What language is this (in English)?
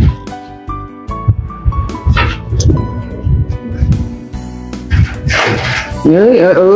Vietnamese